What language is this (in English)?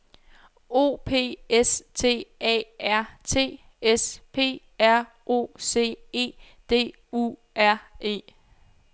Danish